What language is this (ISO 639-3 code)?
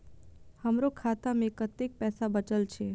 mai